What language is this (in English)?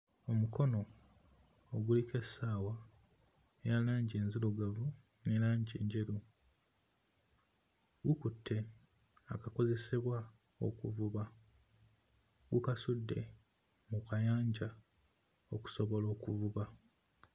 Ganda